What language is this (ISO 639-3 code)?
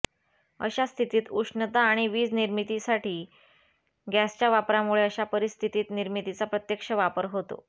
mar